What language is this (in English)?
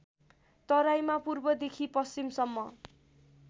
Nepali